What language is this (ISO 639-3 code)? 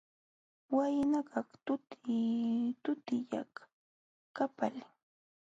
qxw